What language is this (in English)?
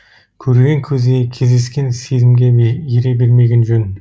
Kazakh